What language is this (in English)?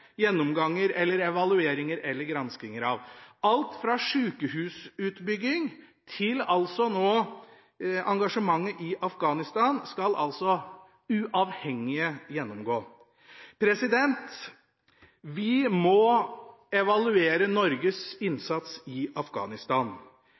Norwegian Bokmål